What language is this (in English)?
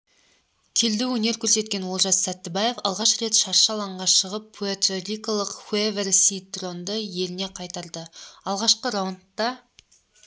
Kazakh